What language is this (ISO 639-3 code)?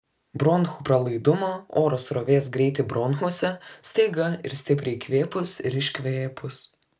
lit